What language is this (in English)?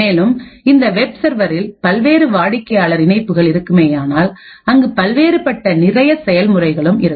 Tamil